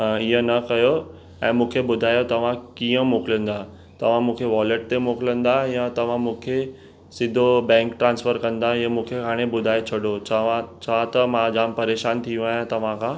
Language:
Sindhi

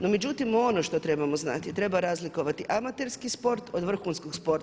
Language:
Croatian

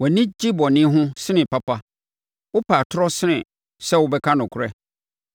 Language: Akan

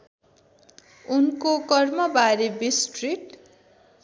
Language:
Nepali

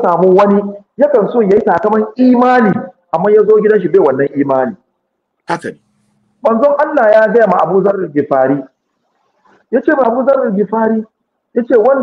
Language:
Arabic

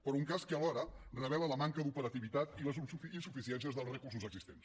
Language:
Catalan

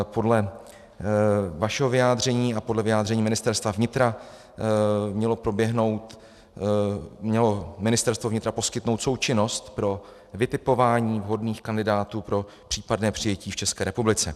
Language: Czech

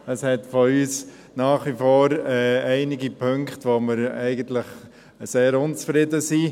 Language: Swiss German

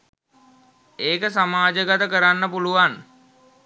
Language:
Sinhala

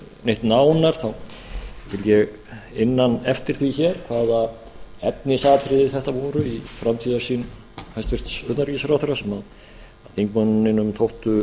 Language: Icelandic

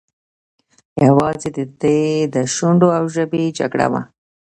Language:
Pashto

